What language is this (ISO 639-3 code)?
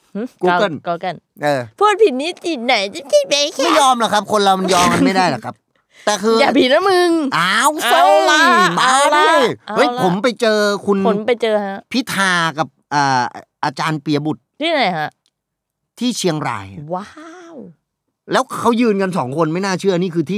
tha